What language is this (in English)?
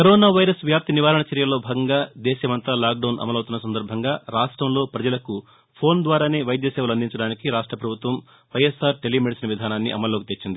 Telugu